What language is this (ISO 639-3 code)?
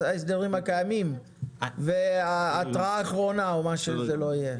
heb